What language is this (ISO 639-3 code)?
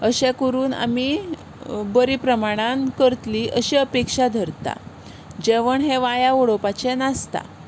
kok